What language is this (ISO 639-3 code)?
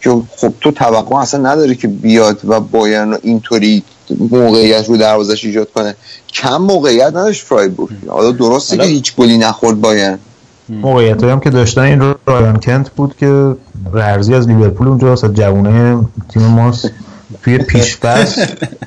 fas